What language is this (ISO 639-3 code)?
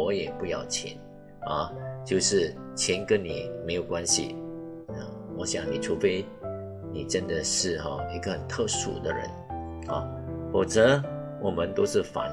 zho